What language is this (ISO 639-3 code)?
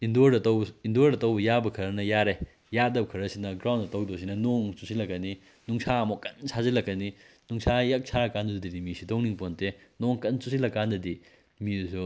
mni